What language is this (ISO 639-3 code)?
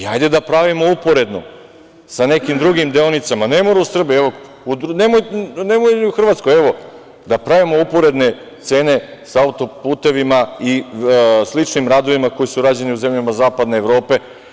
srp